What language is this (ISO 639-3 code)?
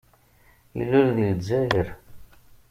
kab